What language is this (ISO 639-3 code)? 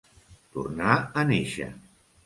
cat